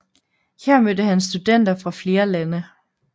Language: Danish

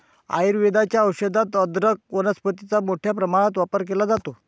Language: Marathi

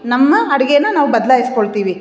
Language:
Kannada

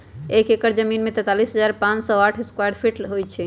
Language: Magahi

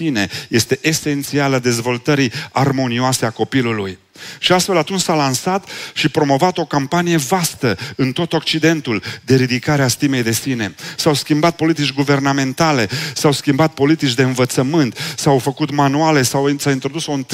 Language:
Romanian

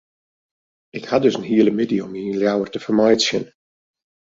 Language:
Western Frisian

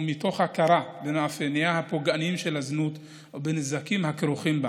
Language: Hebrew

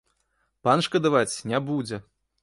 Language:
Belarusian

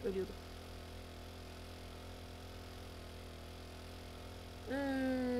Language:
Turkish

